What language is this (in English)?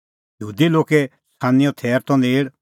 Kullu Pahari